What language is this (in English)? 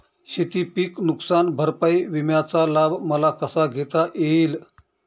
Marathi